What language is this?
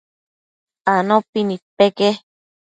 Matsés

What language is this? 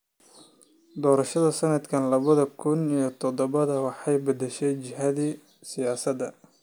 Somali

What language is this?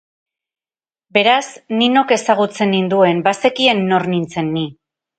Basque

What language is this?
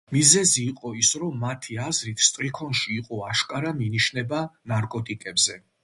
Georgian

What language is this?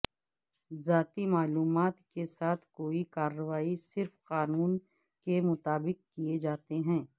Urdu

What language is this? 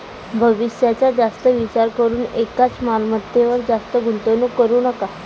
Marathi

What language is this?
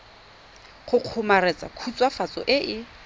Tswana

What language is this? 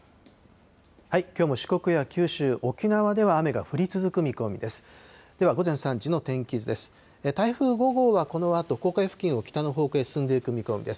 Japanese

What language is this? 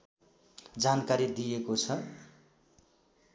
Nepali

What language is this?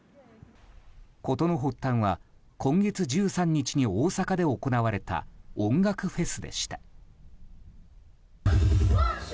Japanese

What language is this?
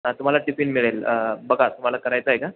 Marathi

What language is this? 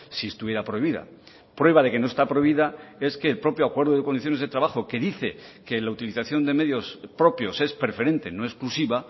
Spanish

